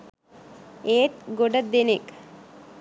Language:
Sinhala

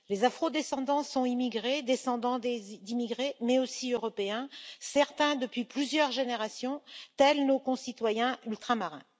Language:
French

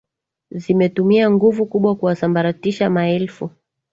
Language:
Swahili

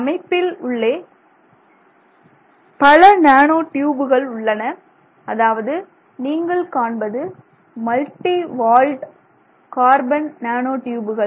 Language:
Tamil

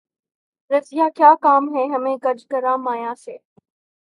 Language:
Urdu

